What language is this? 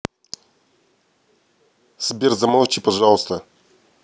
Russian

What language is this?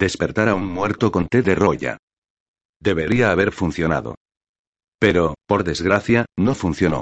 Spanish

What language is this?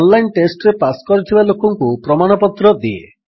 Odia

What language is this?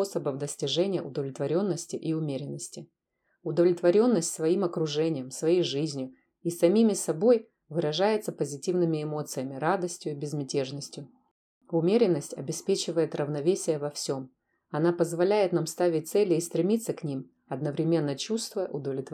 Russian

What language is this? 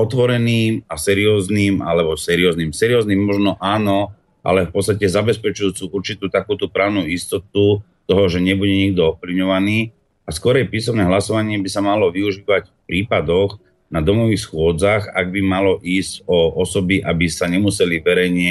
Slovak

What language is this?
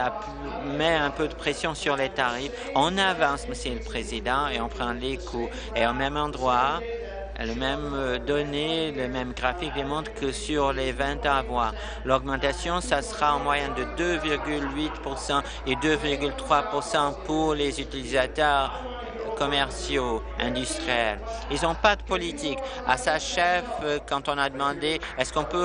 French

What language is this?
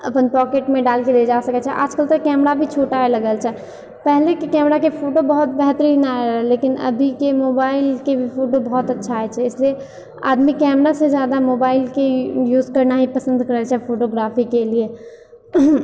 Maithili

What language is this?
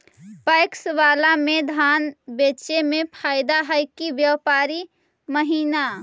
Magahi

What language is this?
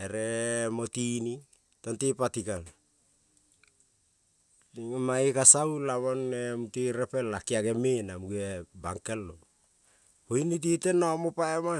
Kol (Papua New Guinea)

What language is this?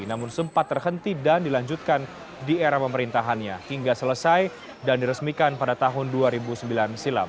Indonesian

